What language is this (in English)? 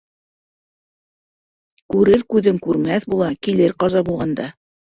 Bashkir